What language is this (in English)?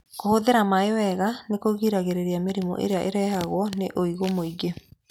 Kikuyu